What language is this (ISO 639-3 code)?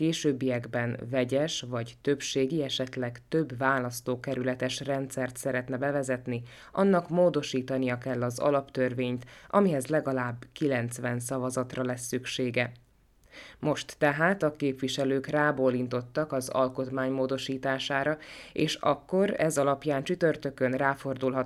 hun